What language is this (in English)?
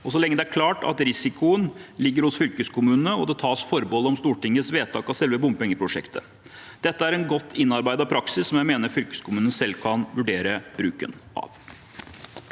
Norwegian